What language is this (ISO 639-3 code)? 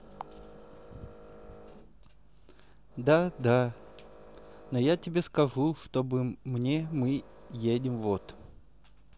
rus